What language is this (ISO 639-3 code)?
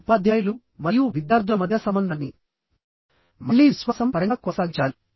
tel